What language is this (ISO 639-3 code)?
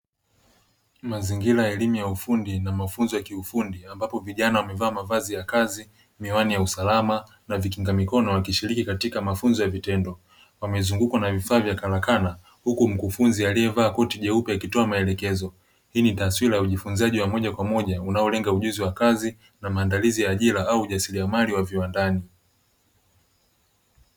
swa